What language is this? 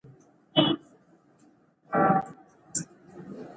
Pashto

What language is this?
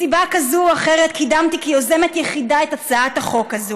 Hebrew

